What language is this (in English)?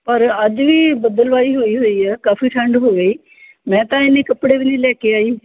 Punjabi